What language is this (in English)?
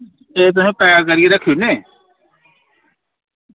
Dogri